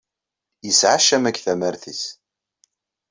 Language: Kabyle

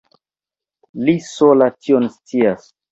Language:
Esperanto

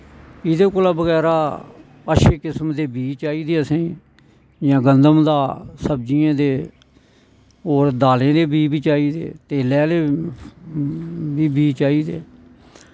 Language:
Dogri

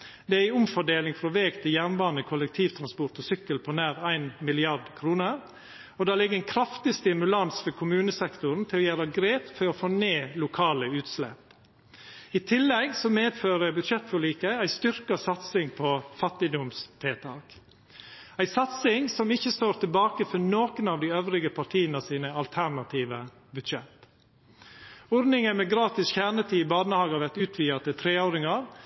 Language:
Norwegian Nynorsk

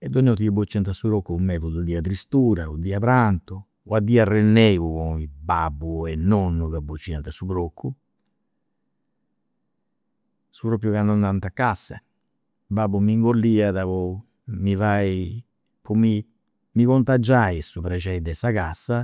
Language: Campidanese Sardinian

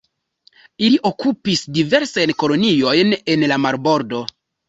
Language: Esperanto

